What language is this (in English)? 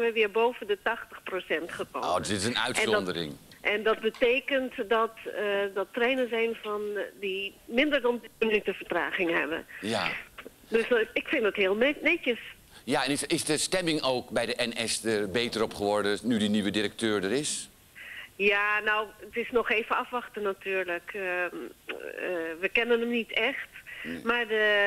Dutch